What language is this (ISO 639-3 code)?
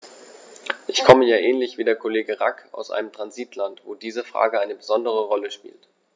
deu